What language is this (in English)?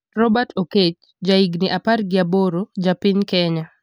Luo (Kenya and Tanzania)